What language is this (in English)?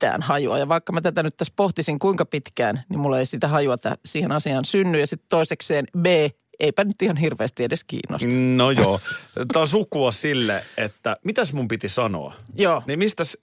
Finnish